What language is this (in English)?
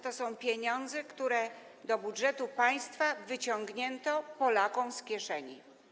Polish